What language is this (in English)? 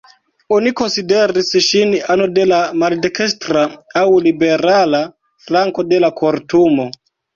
Esperanto